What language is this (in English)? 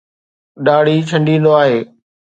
Sindhi